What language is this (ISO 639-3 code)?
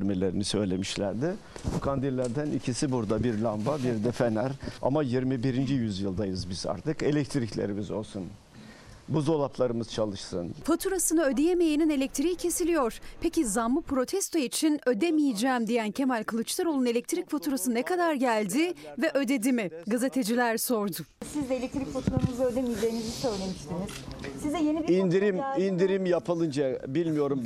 tur